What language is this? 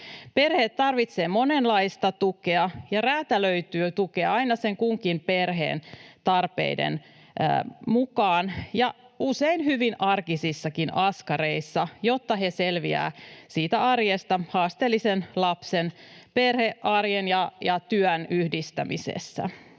Finnish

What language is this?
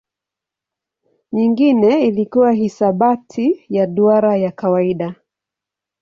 Swahili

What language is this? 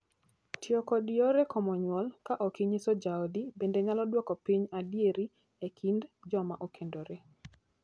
Luo (Kenya and Tanzania)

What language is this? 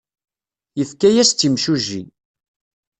Kabyle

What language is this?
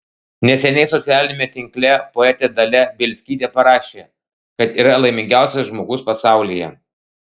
Lithuanian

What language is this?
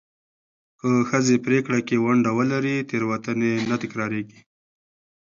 Pashto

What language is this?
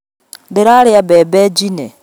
Kikuyu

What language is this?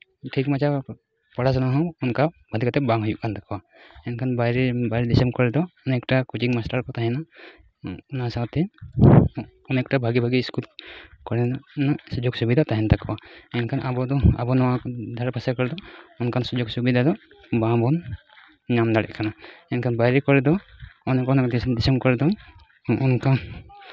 Santali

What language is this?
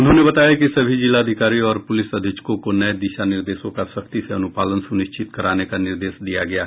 Hindi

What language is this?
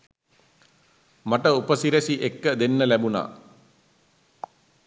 Sinhala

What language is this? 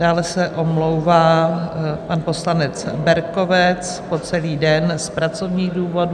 Czech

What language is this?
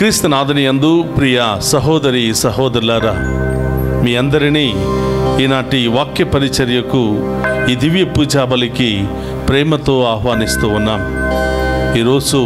Telugu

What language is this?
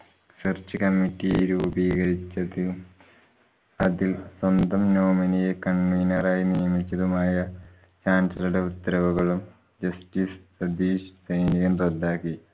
Malayalam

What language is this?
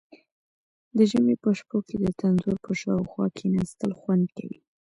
Pashto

